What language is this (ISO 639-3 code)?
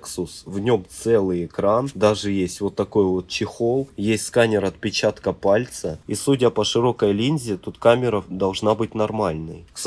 rus